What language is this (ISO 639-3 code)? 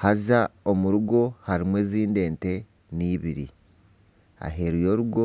nyn